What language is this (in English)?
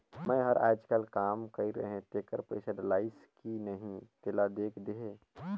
Chhattisgarhi